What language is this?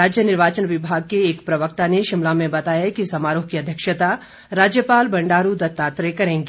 Hindi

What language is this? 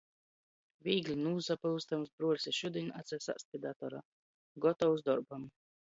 Latgalian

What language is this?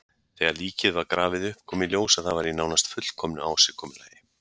Icelandic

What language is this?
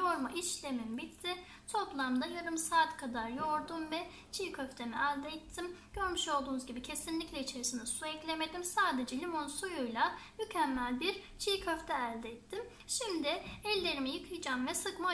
Turkish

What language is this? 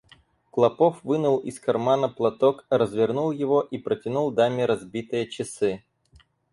Russian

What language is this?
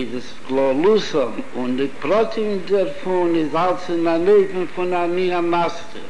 Hebrew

